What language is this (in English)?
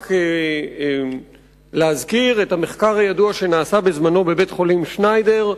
Hebrew